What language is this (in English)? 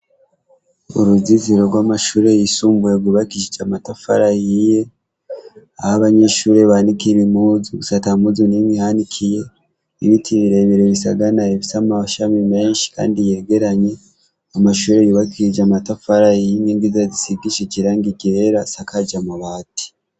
Rundi